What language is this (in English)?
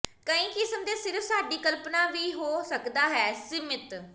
Punjabi